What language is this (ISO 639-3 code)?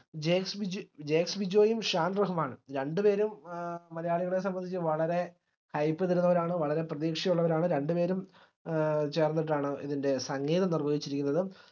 mal